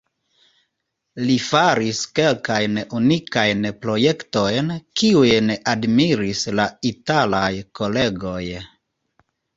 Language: Esperanto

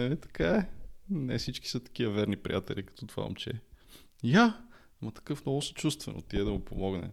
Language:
Bulgarian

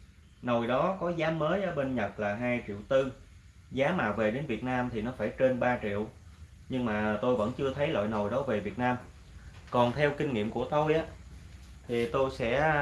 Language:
Vietnamese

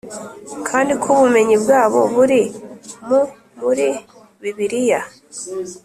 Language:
Kinyarwanda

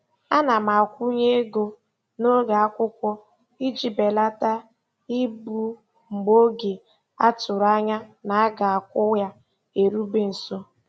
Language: Igbo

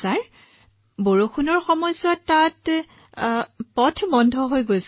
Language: Assamese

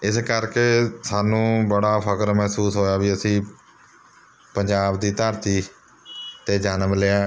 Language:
Punjabi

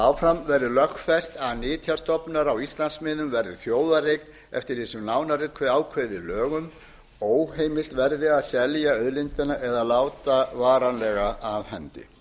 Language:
Icelandic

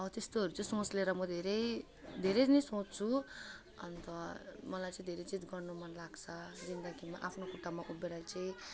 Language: Nepali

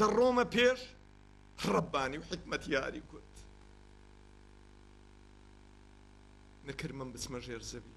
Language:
Arabic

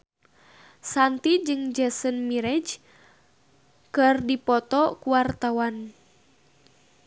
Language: Sundanese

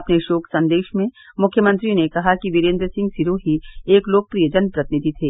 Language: Hindi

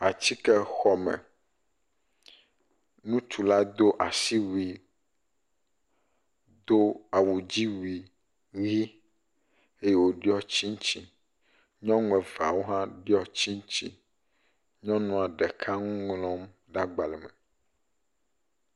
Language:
Ewe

